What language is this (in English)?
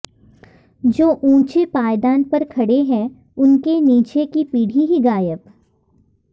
Sanskrit